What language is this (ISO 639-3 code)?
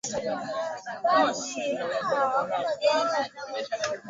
swa